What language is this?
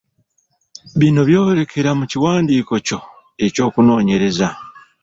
Ganda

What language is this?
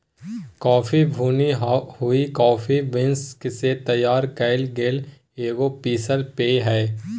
Magahi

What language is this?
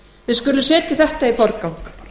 Icelandic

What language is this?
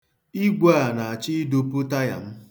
Igbo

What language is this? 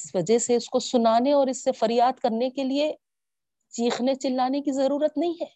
Urdu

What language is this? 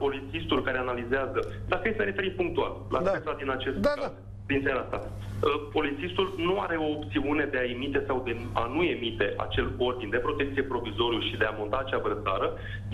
Romanian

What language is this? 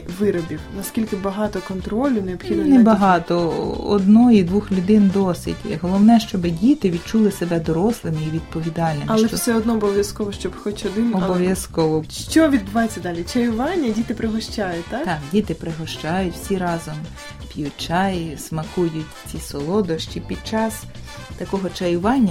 Ukrainian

